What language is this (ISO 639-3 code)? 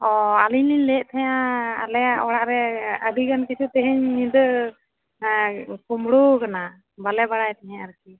sat